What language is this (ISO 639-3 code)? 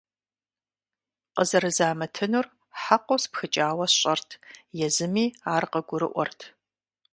kbd